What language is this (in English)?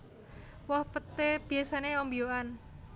Javanese